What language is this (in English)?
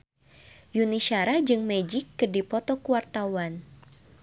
Sundanese